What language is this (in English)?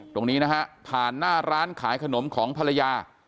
Thai